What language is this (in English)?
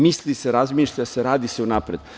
Serbian